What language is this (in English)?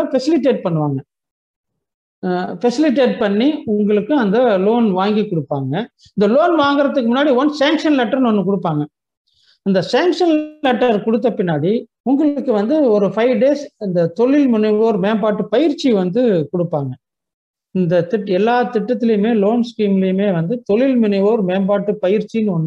Tamil